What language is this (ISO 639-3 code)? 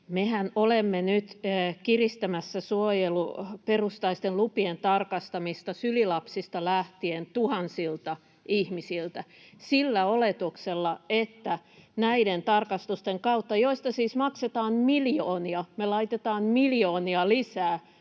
fin